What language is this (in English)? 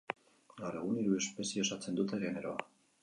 Basque